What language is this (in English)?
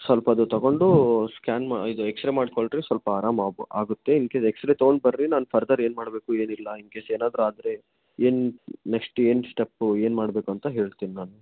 Kannada